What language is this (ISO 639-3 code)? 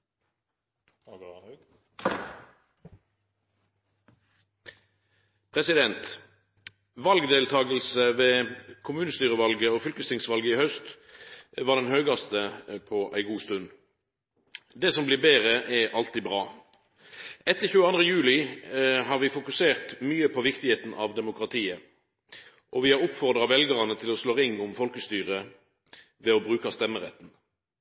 nor